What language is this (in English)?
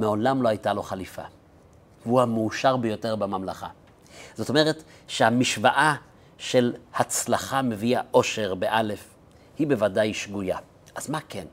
Hebrew